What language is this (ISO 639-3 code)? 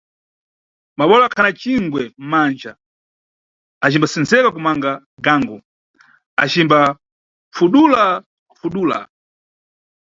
nyu